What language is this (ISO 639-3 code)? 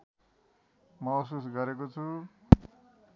nep